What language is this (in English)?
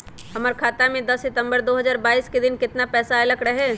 Magahi